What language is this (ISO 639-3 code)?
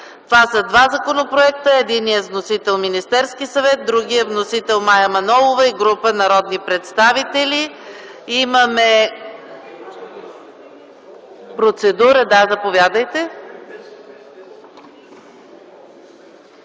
bul